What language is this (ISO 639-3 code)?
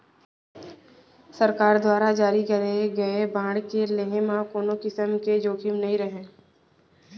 hne